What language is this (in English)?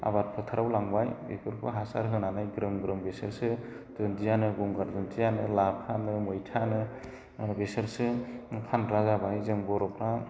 Bodo